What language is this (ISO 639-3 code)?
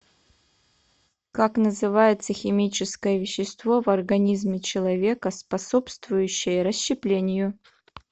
rus